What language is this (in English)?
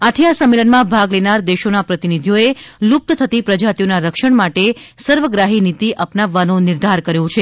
Gujarati